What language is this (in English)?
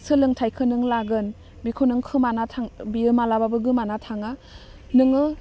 Bodo